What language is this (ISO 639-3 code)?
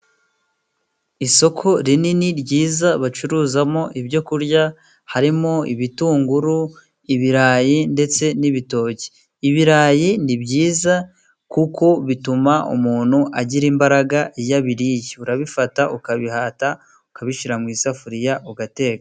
kin